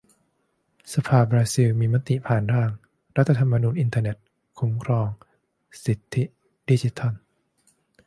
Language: Thai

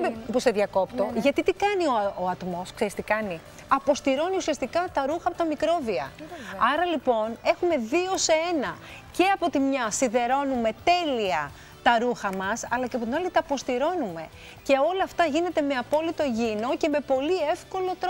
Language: Greek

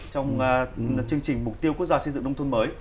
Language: Vietnamese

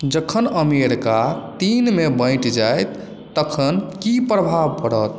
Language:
Maithili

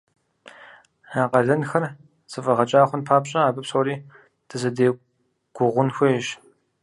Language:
Kabardian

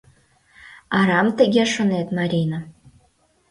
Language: Mari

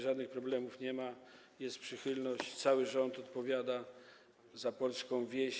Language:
Polish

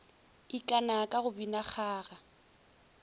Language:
Northern Sotho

